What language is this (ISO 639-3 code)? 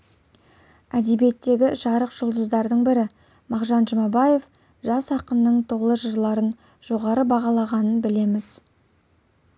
kaz